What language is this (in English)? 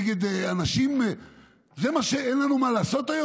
Hebrew